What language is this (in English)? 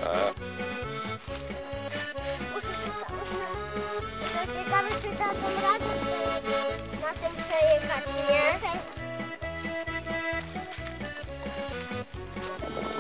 Polish